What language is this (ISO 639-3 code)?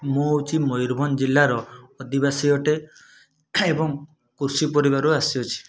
ori